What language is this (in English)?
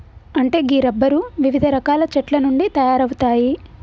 Telugu